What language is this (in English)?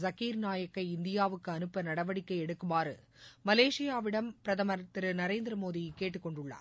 Tamil